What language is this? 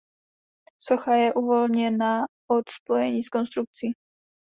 Czech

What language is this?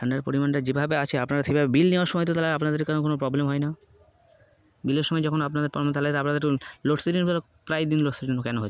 Bangla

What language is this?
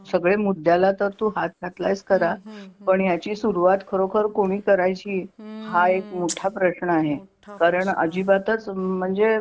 Marathi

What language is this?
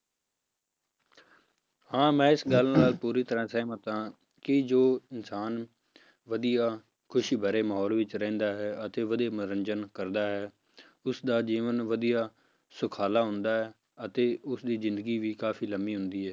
Punjabi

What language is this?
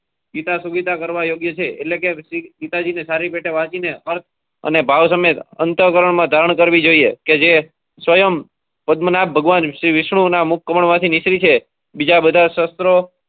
Gujarati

